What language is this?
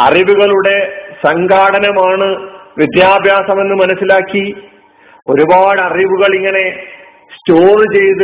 Malayalam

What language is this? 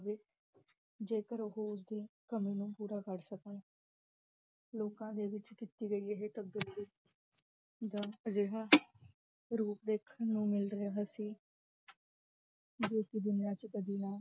Punjabi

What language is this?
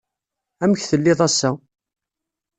Kabyle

